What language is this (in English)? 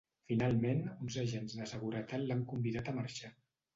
Catalan